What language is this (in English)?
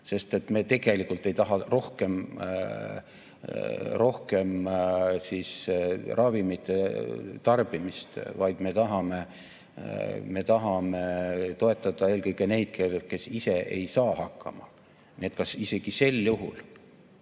Estonian